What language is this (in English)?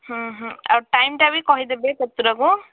Odia